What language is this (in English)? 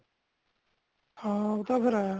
Punjabi